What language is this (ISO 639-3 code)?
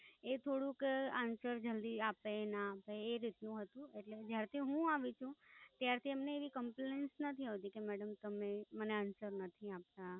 guj